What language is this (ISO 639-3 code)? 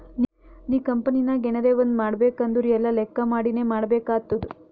kan